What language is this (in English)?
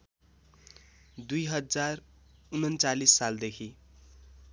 Nepali